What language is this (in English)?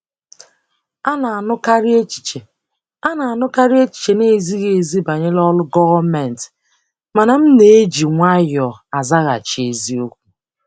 Igbo